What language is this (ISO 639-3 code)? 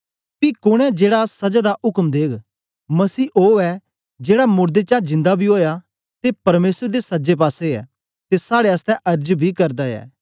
doi